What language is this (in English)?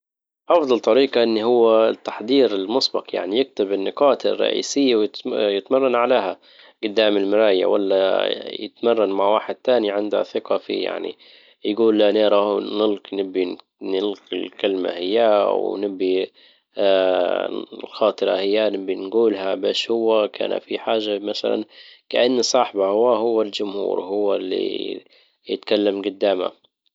Libyan Arabic